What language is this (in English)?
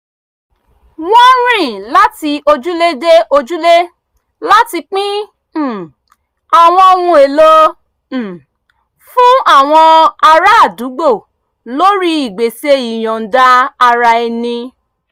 Yoruba